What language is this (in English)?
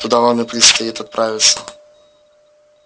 Russian